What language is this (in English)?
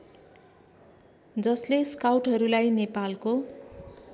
Nepali